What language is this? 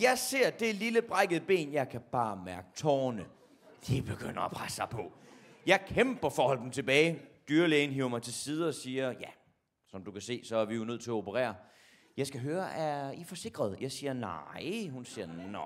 Danish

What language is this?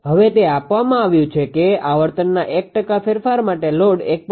Gujarati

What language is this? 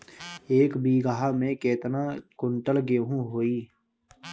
Bhojpuri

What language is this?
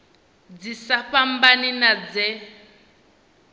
Venda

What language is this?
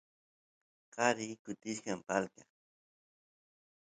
Santiago del Estero Quichua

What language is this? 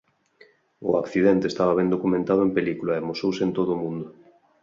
Galician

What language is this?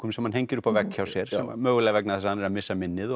Icelandic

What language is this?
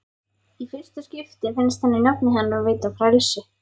Icelandic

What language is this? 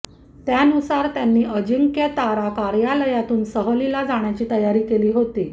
Marathi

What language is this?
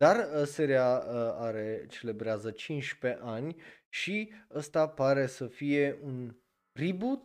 Romanian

